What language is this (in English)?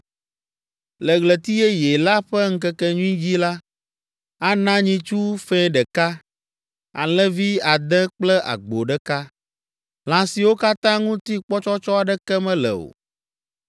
Ewe